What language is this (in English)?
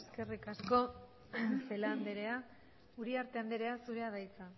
Basque